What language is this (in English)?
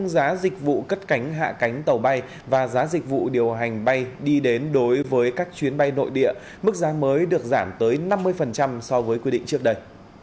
Vietnamese